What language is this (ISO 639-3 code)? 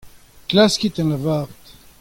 bre